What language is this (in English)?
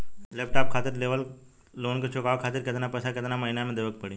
Bhojpuri